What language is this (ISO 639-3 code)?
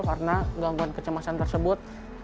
ind